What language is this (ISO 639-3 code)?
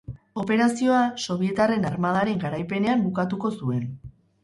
eus